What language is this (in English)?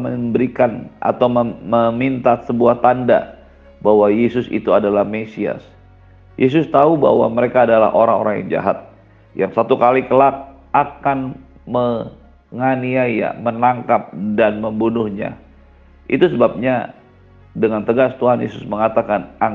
Indonesian